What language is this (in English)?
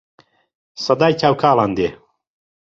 Central Kurdish